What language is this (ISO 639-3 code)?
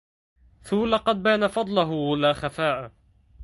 ara